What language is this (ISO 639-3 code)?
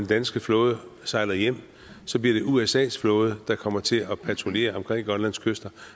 dan